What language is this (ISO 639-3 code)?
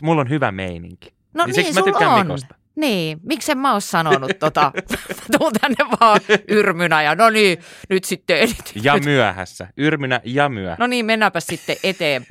fin